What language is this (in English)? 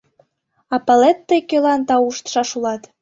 Mari